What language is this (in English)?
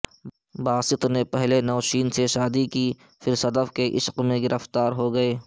Urdu